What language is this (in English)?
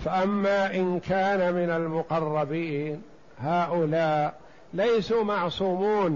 Arabic